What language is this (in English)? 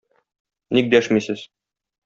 Tatar